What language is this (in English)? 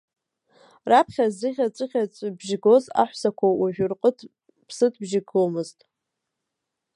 Abkhazian